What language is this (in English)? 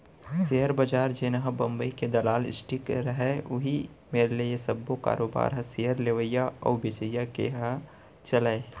Chhattisgarhi